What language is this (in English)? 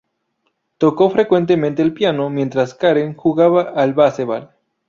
Spanish